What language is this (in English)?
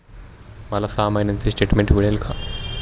Marathi